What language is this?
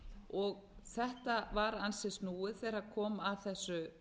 Icelandic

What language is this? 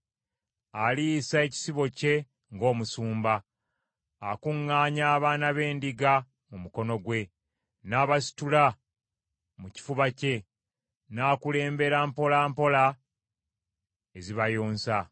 Ganda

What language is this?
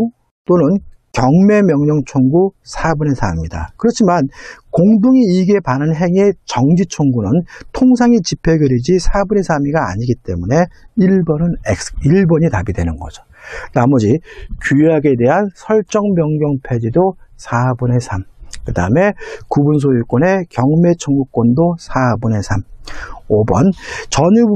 Korean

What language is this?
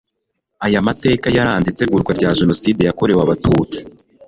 Kinyarwanda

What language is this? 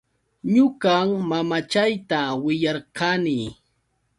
Yauyos Quechua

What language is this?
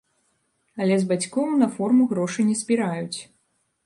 Belarusian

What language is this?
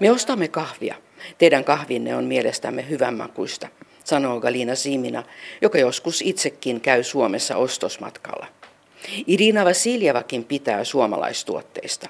Finnish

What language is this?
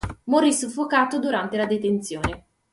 Italian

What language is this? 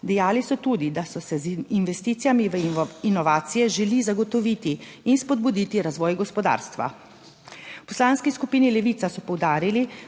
Slovenian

